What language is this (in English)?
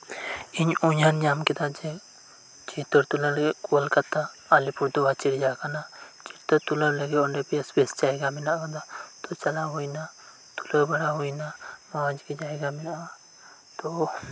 Santali